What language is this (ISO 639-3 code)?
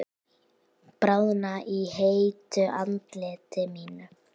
isl